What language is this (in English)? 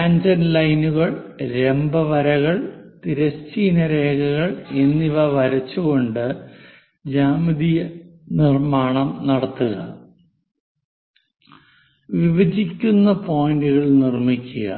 Malayalam